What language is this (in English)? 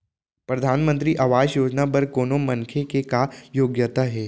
Chhattisgarhi